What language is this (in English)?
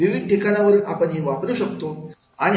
Marathi